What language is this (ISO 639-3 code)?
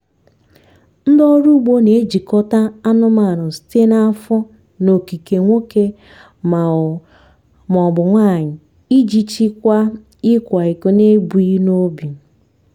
ibo